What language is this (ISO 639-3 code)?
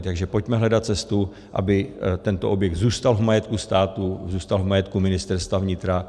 ces